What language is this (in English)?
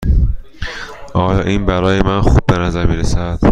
Persian